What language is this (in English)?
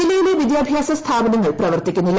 Malayalam